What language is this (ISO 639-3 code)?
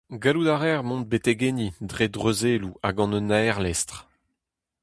bre